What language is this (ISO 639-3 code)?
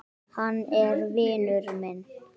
isl